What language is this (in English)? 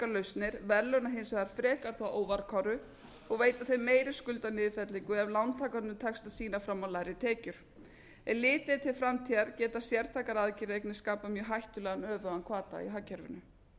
Icelandic